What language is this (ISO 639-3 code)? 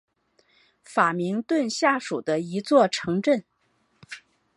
zho